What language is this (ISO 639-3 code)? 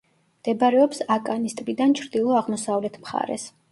kat